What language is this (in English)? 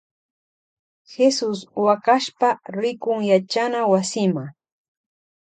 Loja Highland Quichua